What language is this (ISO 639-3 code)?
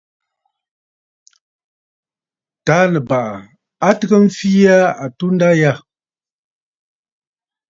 bfd